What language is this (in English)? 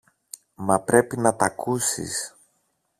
Greek